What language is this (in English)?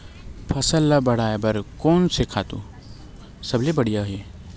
Chhattisgarhi